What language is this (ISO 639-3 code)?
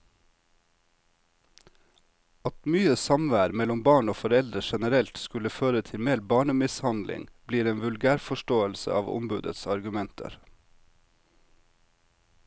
nor